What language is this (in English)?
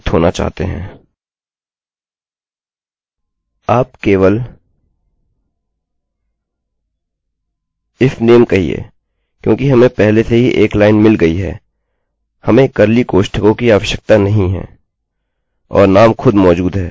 Hindi